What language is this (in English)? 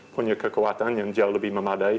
Indonesian